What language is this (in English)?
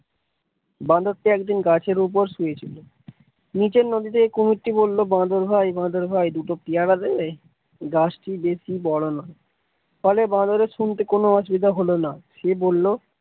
Bangla